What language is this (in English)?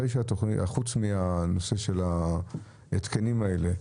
Hebrew